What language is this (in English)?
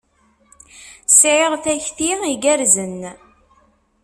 Kabyle